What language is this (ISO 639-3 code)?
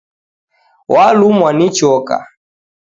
dav